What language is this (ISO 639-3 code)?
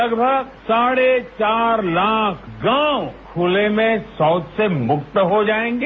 hin